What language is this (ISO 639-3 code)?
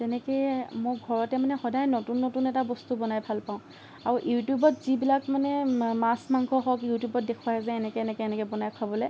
asm